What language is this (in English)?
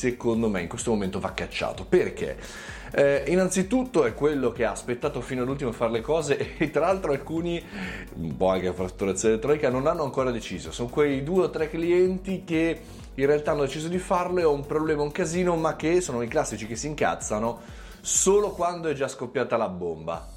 Italian